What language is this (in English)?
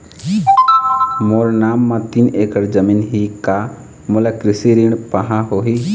Chhattisgarhi